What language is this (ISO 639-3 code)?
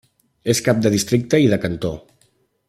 cat